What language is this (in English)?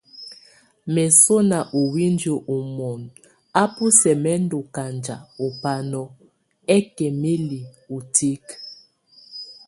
Tunen